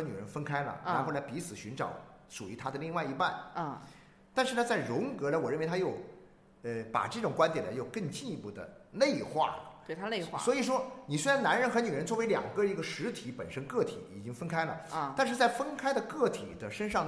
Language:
Chinese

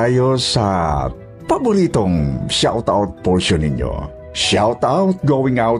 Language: Filipino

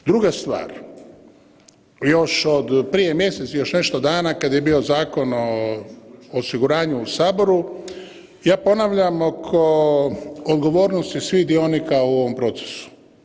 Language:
Croatian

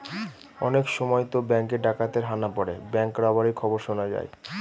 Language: Bangla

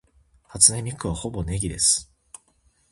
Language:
Japanese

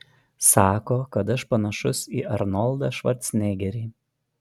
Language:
Lithuanian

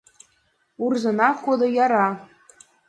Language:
Mari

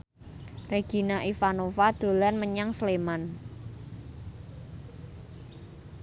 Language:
Javanese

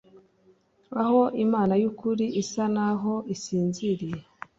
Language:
Kinyarwanda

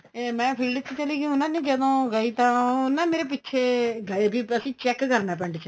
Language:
Punjabi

